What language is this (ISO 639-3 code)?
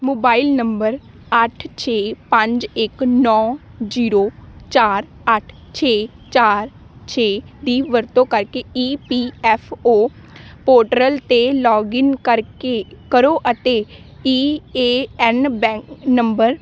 pan